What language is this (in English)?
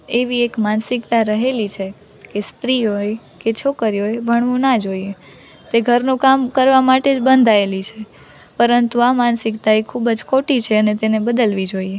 Gujarati